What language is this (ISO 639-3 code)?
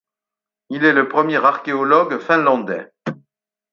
fra